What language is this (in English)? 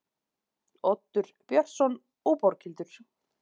Icelandic